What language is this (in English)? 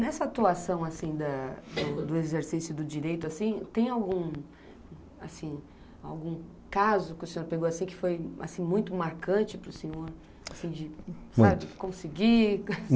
Portuguese